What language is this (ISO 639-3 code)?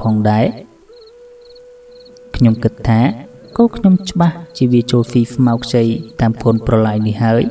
vie